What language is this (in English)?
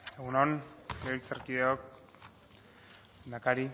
Basque